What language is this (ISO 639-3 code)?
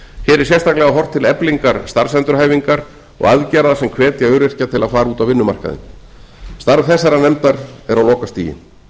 isl